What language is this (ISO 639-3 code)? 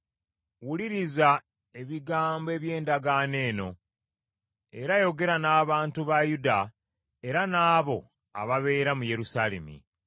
lug